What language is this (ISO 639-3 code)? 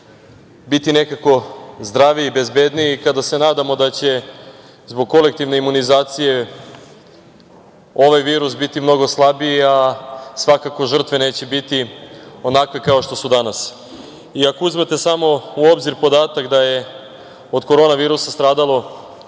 srp